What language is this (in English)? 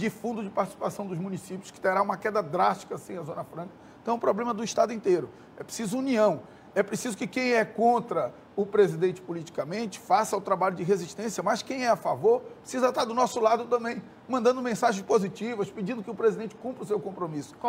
Portuguese